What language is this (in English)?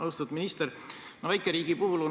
Estonian